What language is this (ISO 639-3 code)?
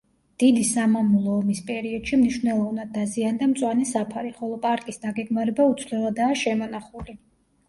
kat